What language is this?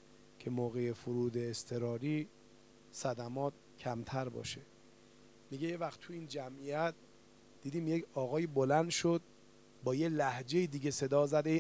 Persian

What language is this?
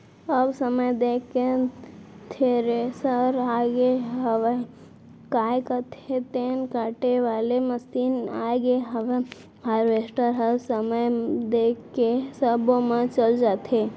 Chhattisgarhi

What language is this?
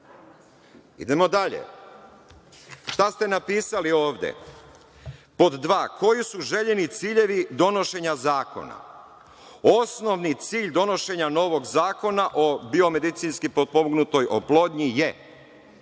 Serbian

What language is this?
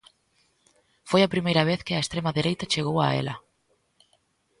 Galician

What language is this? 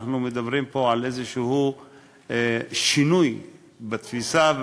Hebrew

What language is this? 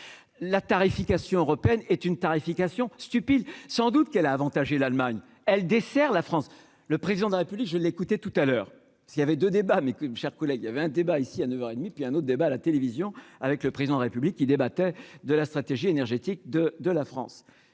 French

